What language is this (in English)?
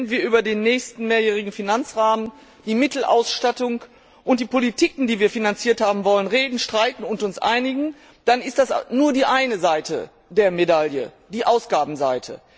German